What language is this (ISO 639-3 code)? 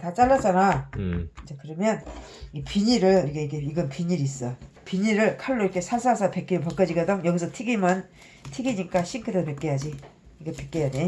kor